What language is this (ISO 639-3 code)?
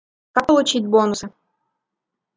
rus